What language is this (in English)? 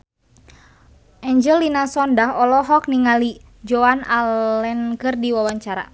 Sundanese